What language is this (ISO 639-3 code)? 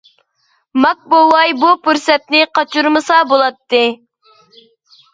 uig